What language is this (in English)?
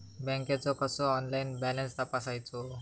Marathi